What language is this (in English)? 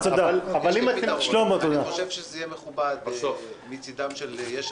Hebrew